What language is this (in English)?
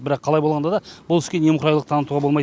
Kazakh